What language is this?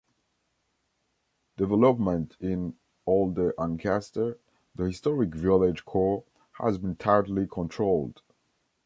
English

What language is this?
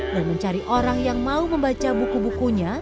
Indonesian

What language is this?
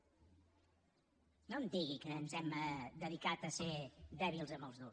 Catalan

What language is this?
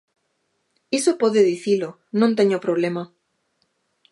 Galician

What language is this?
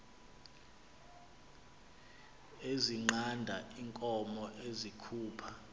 Xhosa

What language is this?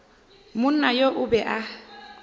Northern Sotho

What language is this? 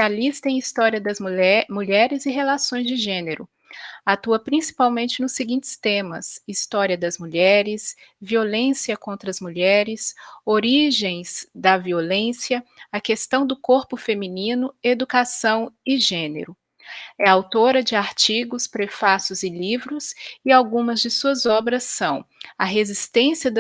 Portuguese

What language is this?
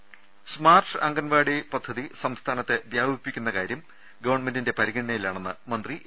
Malayalam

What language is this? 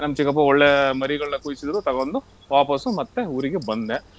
Kannada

